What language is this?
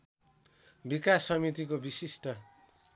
Nepali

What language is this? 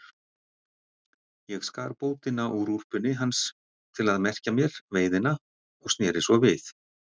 Icelandic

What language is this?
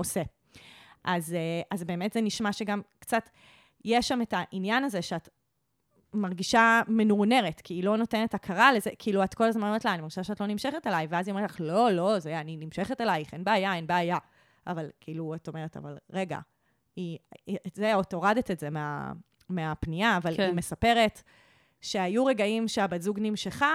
Hebrew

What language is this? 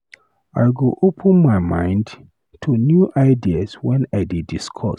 Nigerian Pidgin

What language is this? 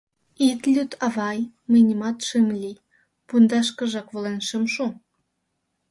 Mari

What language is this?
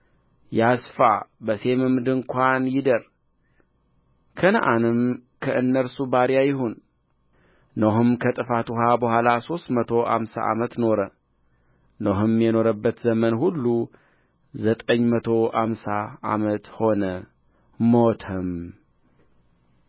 Amharic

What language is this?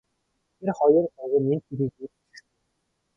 Mongolian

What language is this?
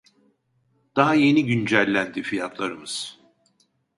Turkish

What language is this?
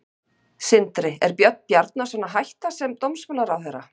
Icelandic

